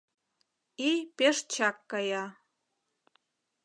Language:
Mari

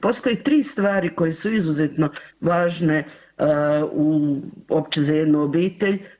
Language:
Croatian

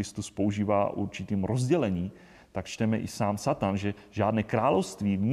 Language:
Czech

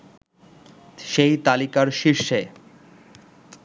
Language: Bangla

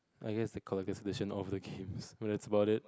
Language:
English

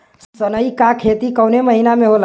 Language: Bhojpuri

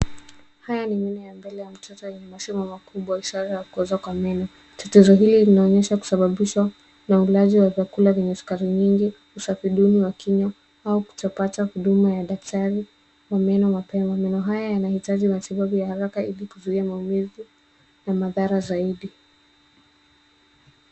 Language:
Swahili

